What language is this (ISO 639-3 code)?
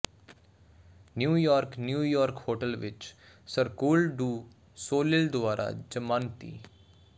pan